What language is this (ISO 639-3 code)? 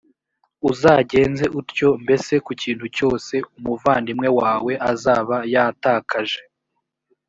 kin